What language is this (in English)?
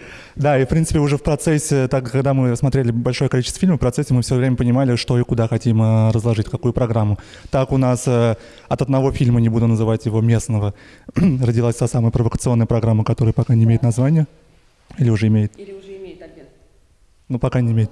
Russian